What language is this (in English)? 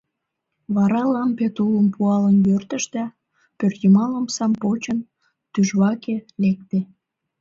Mari